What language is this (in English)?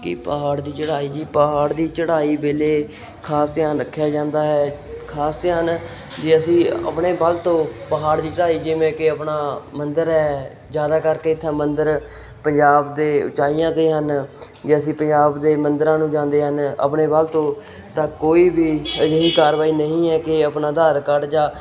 Punjabi